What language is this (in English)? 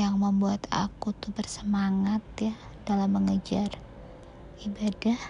Indonesian